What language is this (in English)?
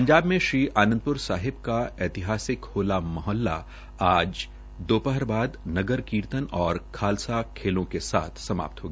Hindi